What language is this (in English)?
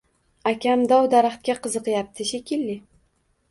Uzbek